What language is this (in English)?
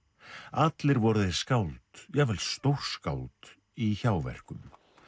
Icelandic